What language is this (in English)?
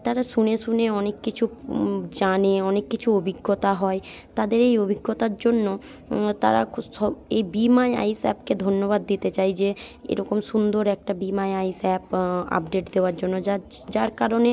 Bangla